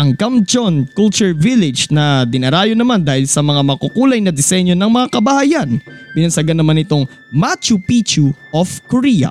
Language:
Filipino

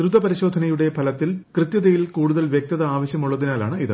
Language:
Malayalam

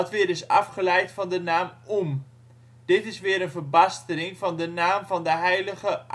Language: Dutch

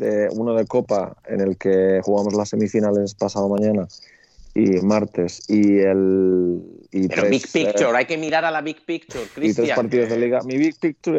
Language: Spanish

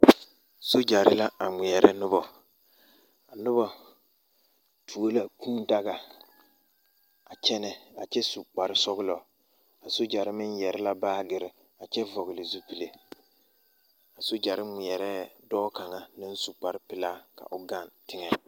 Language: Southern Dagaare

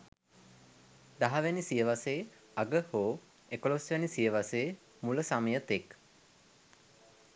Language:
Sinhala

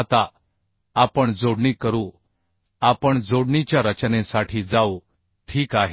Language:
Marathi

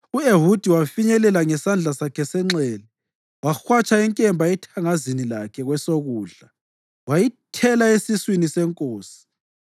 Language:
North Ndebele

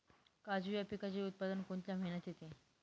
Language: Marathi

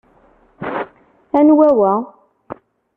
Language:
Kabyle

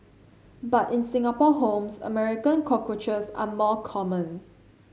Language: English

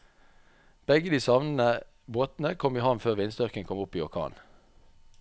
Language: Norwegian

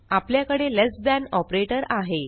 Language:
Marathi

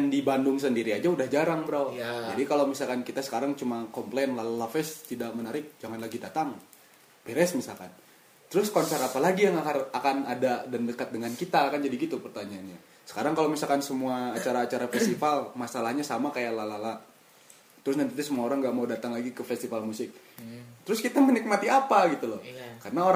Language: Indonesian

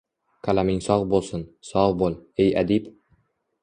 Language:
Uzbek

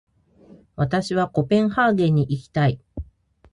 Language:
Japanese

